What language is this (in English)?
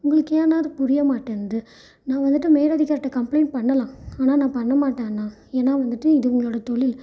Tamil